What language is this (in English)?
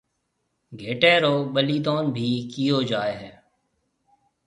Marwari (Pakistan)